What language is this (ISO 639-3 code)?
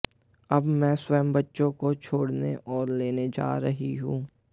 hin